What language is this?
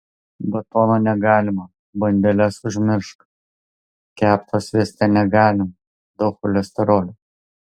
Lithuanian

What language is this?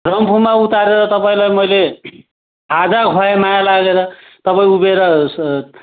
Nepali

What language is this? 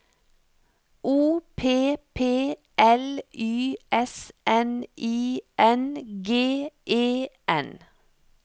Norwegian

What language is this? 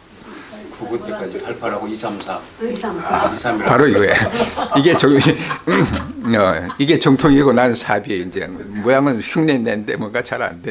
Korean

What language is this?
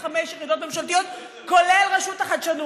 Hebrew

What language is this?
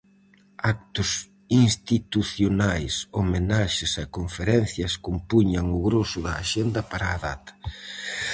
Galician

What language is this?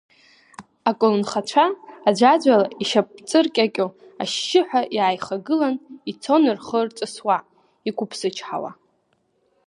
Abkhazian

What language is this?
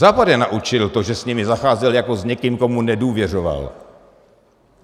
Czech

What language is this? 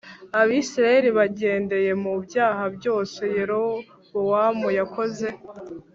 Kinyarwanda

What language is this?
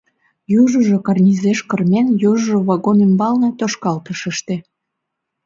Mari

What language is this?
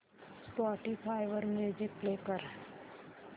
Marathi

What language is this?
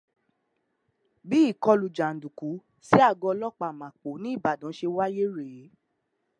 Yoruba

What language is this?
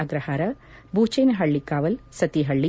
Kannada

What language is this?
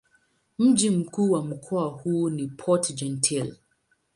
Swahili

